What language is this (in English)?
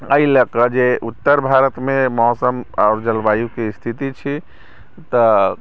Maithili